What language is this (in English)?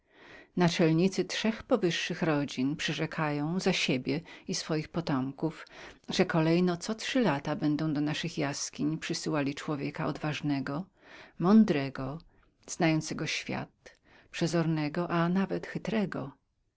Polish